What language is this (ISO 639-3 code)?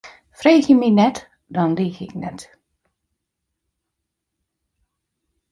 fry